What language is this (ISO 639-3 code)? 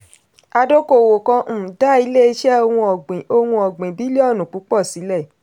yor